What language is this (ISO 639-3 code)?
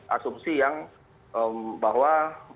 ind